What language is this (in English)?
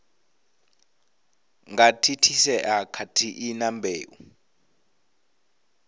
Venda